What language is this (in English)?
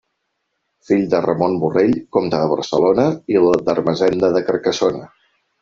Catalan